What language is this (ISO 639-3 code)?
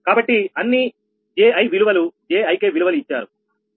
tel